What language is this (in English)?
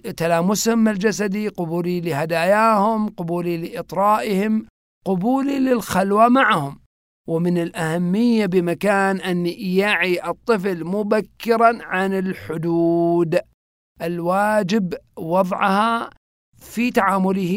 Arabic